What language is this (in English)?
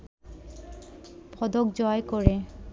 Bangla